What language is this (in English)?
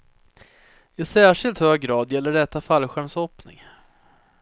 Swedish